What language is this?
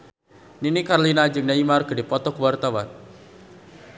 Sundanese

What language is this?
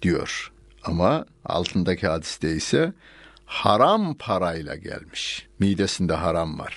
Turkish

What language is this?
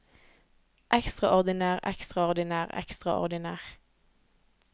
Norwegian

